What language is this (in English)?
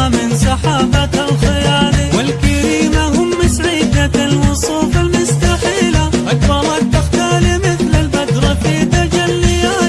Arabic